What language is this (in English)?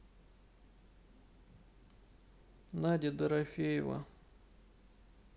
Russian